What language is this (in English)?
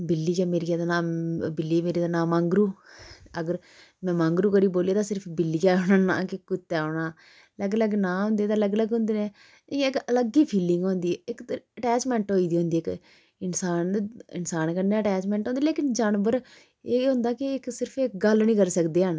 Dogri